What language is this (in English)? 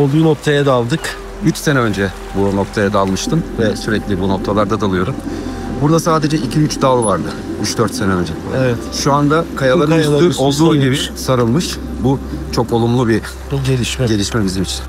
Turkish